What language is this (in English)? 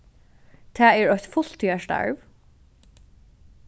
Faroese